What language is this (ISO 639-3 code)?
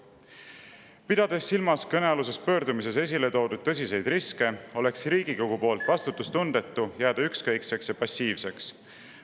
est